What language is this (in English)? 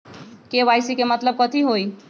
Magahi